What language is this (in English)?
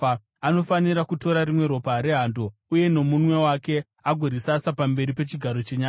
Shona